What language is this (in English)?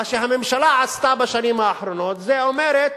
Hebrew